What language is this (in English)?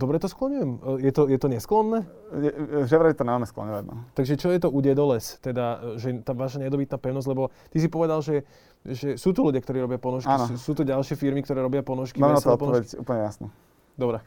Slovak